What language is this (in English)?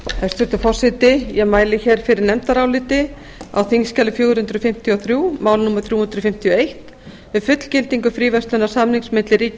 Icelandic